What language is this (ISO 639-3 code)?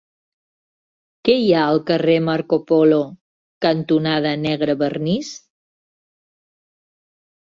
cat